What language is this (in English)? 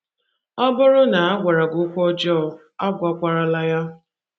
Igbo